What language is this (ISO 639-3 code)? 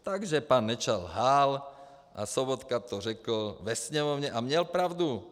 ces